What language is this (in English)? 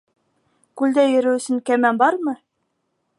Bashkir